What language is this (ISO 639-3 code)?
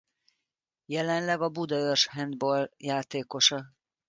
hun